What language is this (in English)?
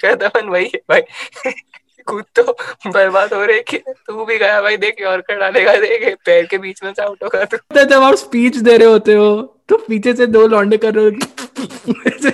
Hindi